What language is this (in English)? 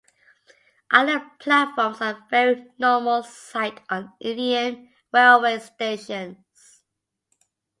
English